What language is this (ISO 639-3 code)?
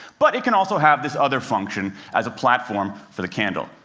eng